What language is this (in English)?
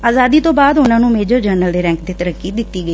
Punjabi